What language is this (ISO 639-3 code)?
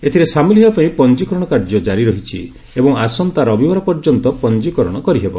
ori